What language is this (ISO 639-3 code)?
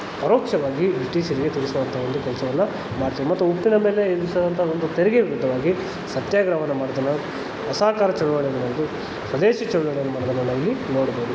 kan